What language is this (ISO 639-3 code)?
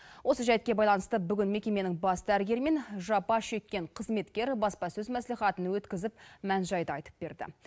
kaz